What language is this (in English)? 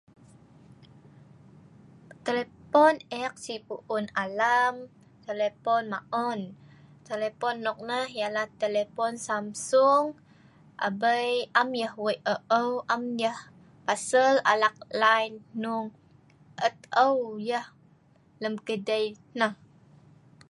Sa'ban